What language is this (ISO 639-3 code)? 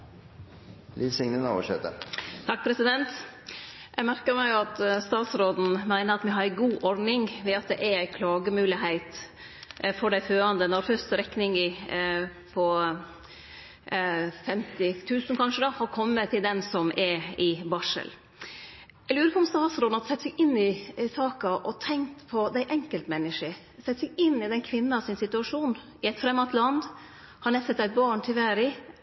nno